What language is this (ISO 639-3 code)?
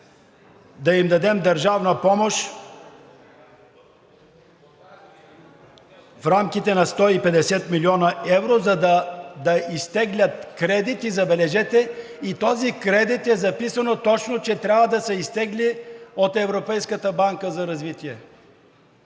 bul